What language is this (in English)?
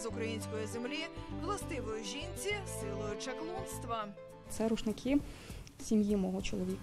Ukrainian